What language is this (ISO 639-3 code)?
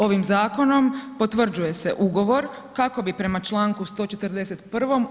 hrv